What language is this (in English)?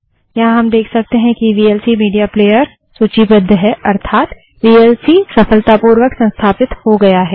Hindi